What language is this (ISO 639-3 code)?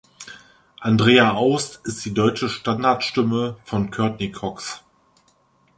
deu